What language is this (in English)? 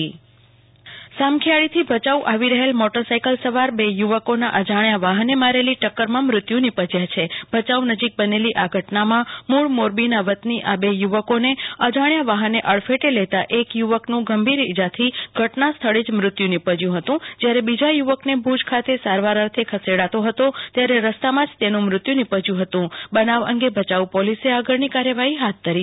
Gujarati